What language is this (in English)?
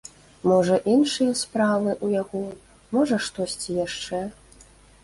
Belarusian